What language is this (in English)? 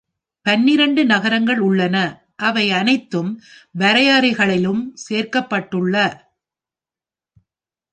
Tamil